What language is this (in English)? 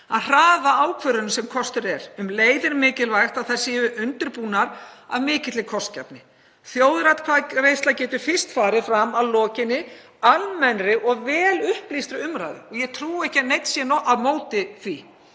Icelandic